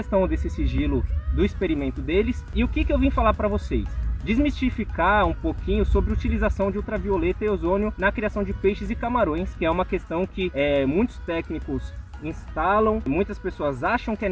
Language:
Portuguese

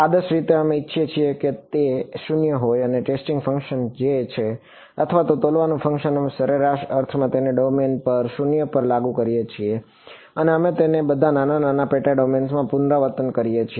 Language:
Gujarati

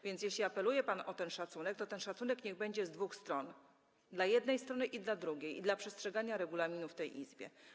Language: Polish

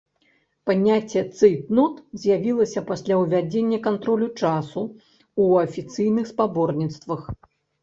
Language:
Belarusian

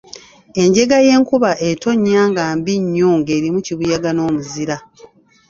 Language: Ganda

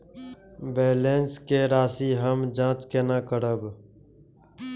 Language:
Maithili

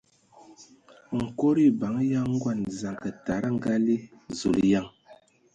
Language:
Ewondo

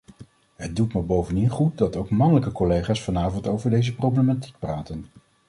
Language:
Dutch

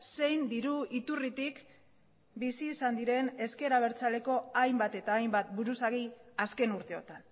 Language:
Basque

